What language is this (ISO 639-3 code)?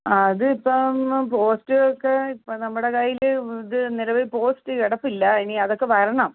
mal